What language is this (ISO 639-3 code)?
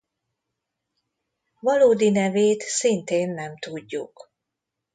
hun